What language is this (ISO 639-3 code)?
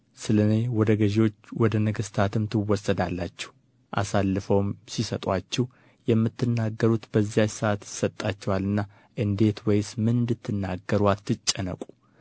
amh